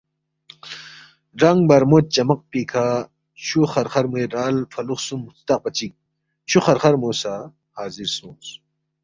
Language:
Balti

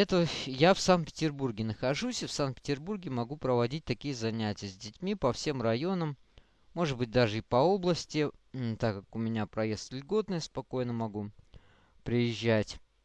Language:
Russian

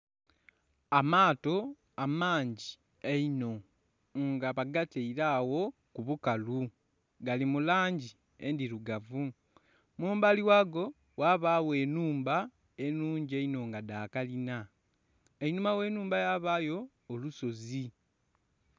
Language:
Soga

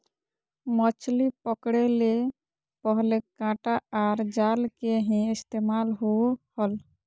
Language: Magahi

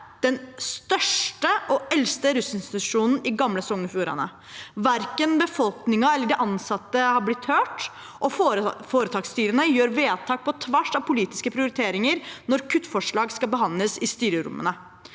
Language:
Norwegian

